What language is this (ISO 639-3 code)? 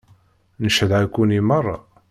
kab